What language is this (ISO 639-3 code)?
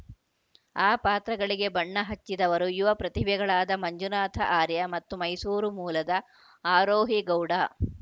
kan